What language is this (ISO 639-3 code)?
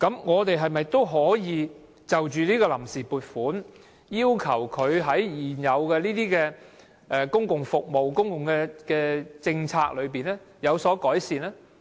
yue